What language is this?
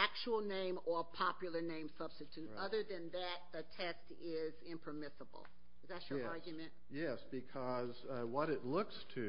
English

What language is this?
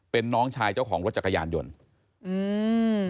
Thai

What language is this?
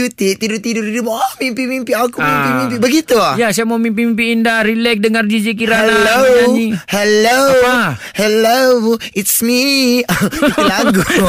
Malay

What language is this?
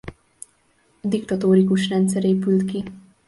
Hungarian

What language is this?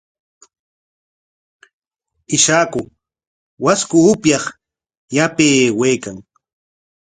Corongo Ancash Quechua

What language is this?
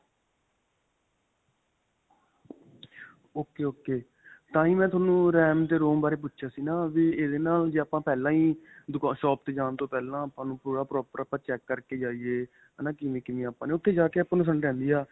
Punjabi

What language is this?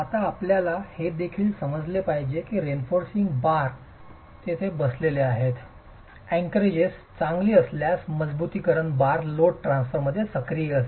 Marathi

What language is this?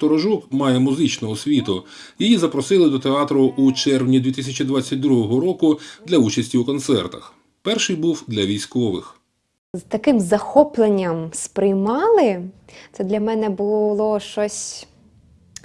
Ukrainian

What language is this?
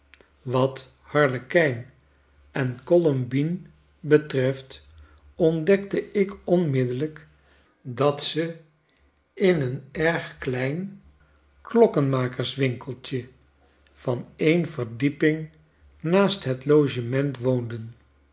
Dutch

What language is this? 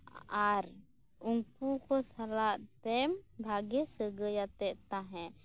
Santali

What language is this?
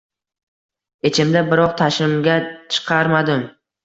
Uzbek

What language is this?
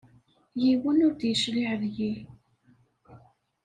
Kabyle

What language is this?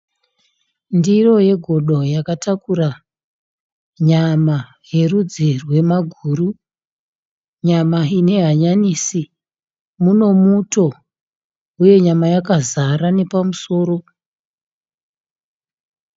Shona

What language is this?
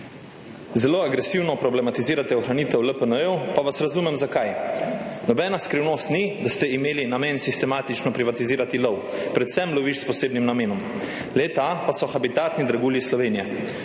Slovenian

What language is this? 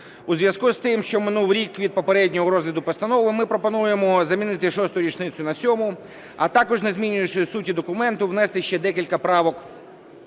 Ukrainian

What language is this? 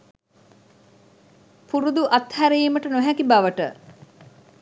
Sinhala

